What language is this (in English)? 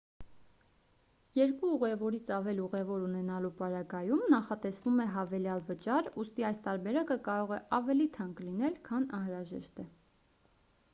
Armenian